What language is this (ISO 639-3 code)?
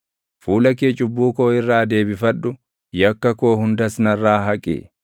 orm